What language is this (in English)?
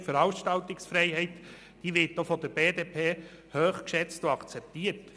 Swiss German